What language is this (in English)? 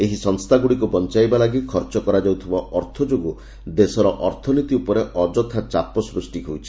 Odia